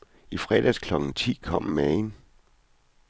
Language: Danish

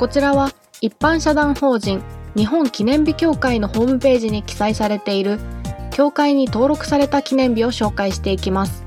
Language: Japanese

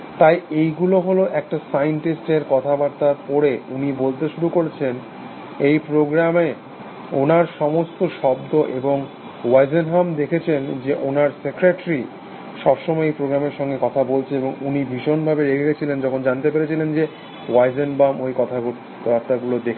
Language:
Bangla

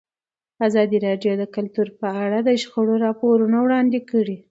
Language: Pashto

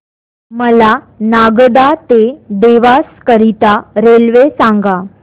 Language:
Marathi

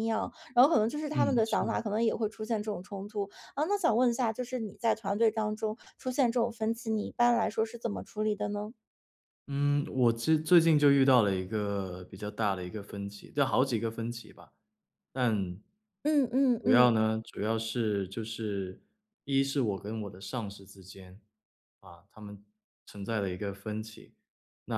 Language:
Chinese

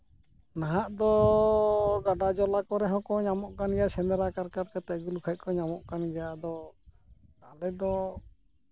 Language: Santali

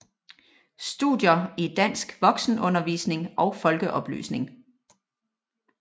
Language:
Danish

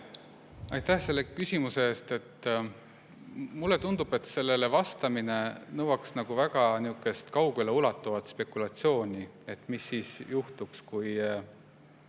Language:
Estonian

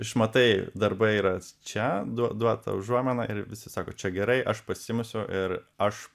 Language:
Lithuanian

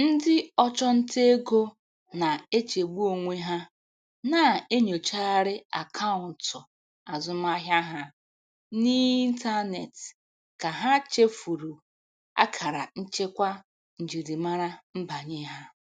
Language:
Igbo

